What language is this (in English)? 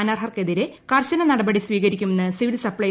Malayalam